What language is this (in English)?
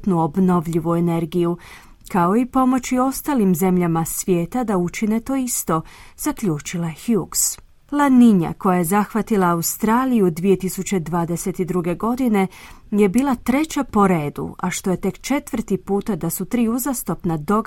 Croatian